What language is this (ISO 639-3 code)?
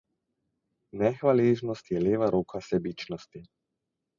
slv